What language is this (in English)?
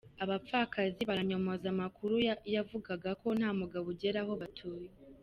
Kinyarwanda